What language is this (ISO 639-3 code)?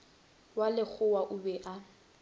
nso